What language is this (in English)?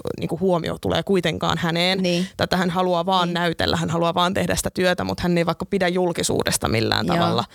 Finnish